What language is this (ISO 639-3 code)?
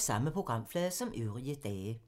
dan